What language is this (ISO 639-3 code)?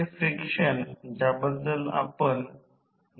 mar